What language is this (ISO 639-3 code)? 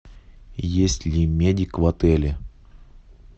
rus